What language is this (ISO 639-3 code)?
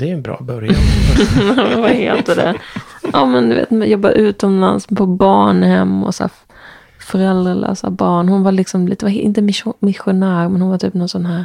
swe